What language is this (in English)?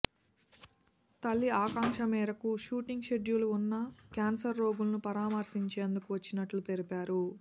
Telugu